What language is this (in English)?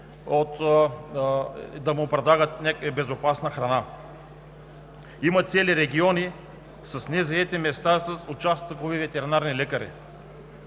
Bulgarian